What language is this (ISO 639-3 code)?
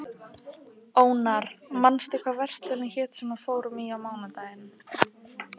isl